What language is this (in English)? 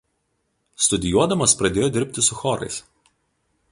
Lithuanian